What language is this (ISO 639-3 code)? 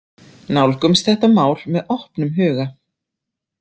isl